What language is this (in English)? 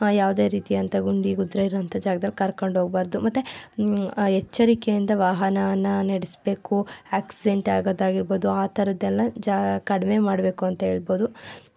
Kannada